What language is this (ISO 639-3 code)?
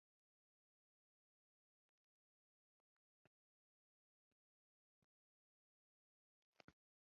uzb